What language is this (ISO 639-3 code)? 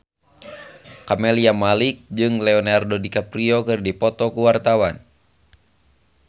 sun